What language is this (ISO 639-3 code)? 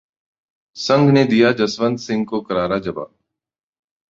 hin